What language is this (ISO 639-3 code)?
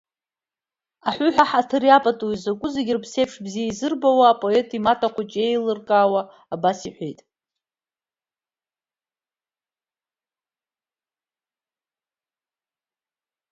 abk